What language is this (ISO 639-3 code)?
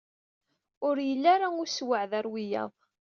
kab